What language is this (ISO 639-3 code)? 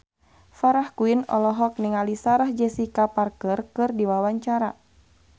sun